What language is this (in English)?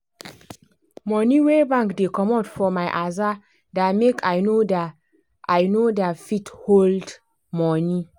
Nigerian Pidgin